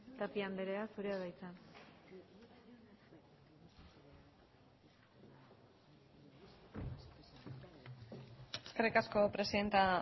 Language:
Basque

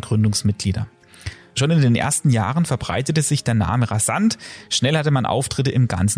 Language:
German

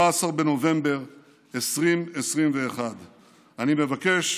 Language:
Hebrew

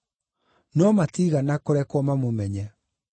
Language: Kikuyu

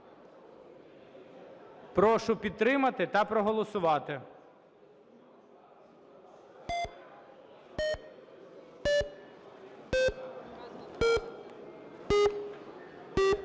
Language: Ukrainian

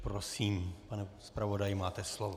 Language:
Czech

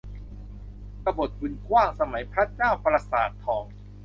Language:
Thai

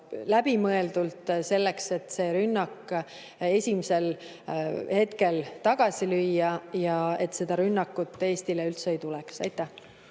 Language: Estonian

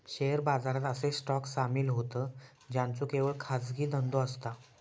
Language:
Marathi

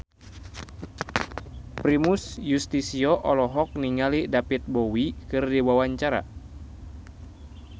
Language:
Sundanese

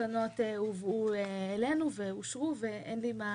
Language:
Hebrew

